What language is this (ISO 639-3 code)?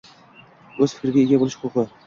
uzb